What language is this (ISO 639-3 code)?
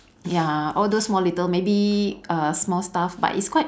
eng